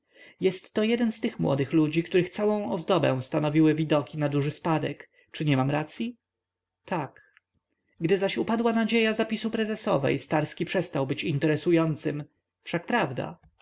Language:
Polish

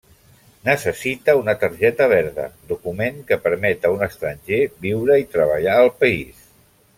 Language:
Catalan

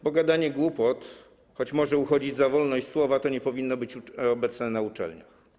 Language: Polish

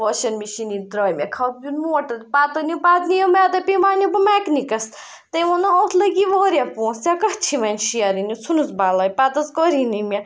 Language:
Kashmiri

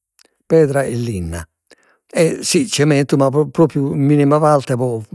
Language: Sardinian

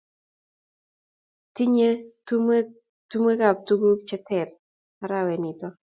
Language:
Kalenjin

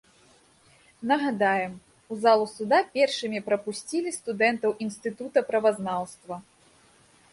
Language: Belarusian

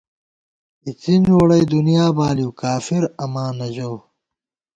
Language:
Gawar-Bati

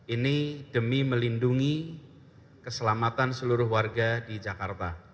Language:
Indonesian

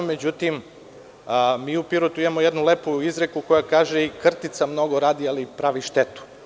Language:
Serbian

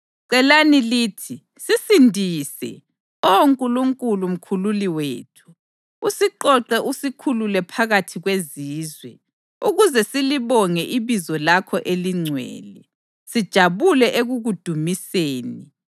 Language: North Ndebele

